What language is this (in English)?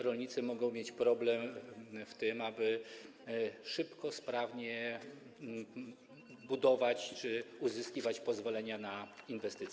Polish